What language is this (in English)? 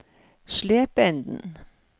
Norwegian